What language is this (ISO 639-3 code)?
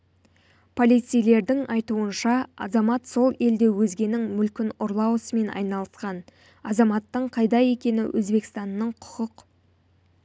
kaz